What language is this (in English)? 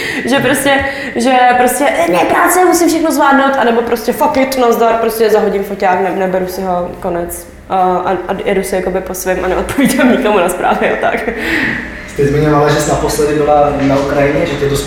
Czech